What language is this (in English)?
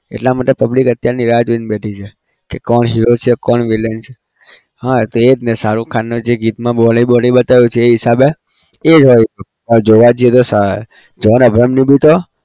Gujarati